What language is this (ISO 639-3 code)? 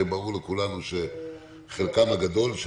heb